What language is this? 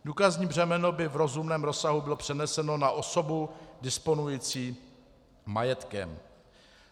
Czech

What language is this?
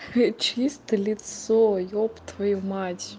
Russian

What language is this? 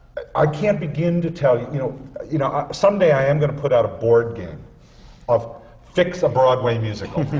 English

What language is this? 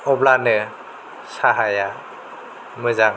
Bodo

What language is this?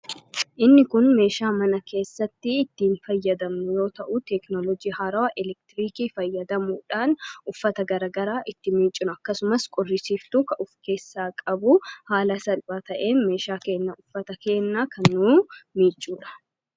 Oromo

